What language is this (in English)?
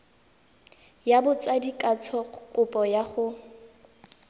Tswana